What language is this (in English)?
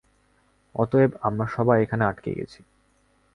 Bangla